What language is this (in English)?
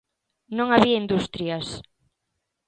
Galician